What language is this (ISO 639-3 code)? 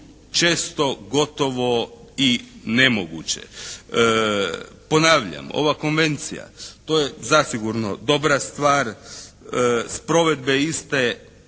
hrv